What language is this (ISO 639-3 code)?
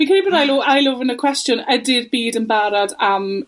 cym